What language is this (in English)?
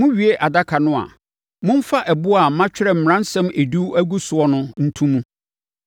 Akan